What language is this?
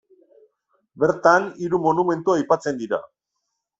Basque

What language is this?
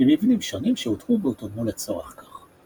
Hebrew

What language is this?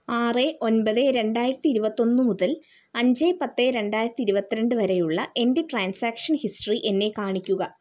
Malayalam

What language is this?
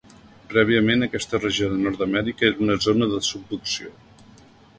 Catalan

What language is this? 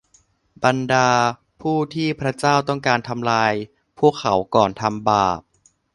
Thai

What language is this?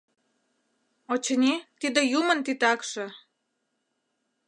Mari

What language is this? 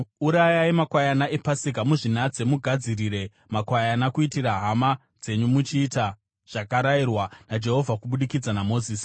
Shona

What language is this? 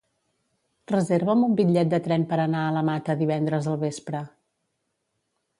Catalan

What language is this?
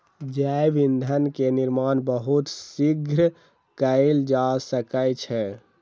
Maithili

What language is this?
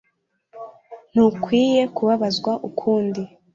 Kinyarwanda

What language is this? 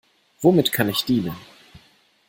German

